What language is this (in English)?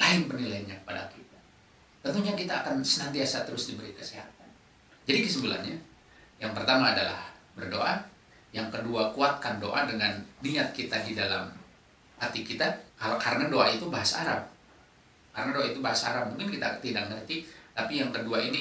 Indonesian